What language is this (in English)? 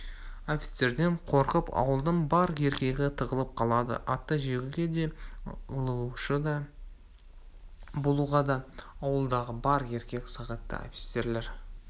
Kazakh